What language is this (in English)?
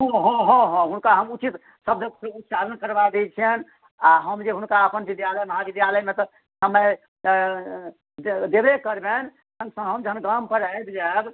Maithili